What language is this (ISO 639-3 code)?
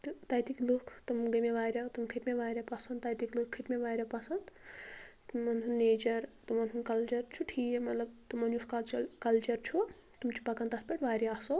kas